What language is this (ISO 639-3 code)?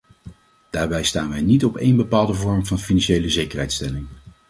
nld